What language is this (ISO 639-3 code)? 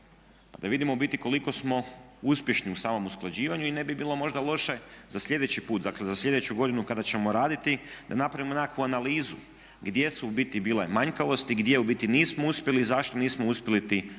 hrv